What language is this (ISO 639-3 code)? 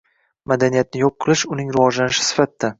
uzb